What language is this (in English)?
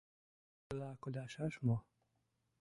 Mari